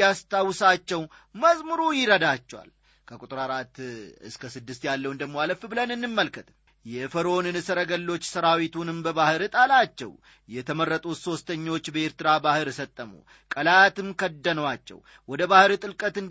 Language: Amharic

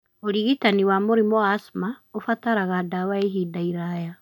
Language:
Kikuyu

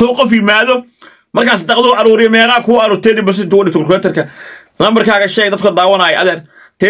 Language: Arabic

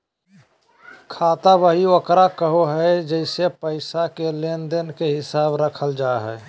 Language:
Magahi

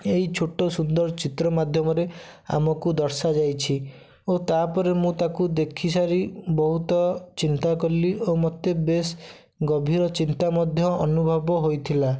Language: Odia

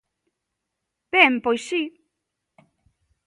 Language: Galician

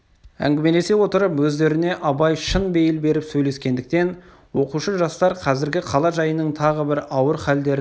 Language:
Kazakh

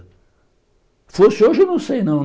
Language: Portuguese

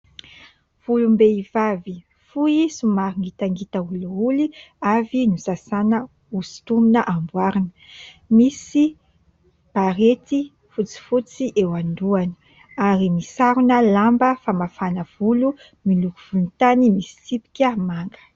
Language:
Malagasy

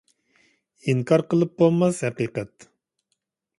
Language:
Uyghur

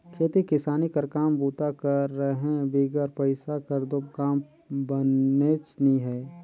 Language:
Chhattisgarhi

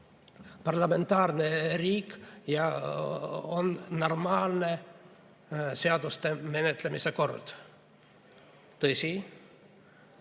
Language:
Estonian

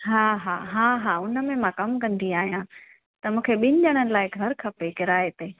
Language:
Sindhi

